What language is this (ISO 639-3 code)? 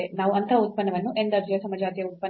kan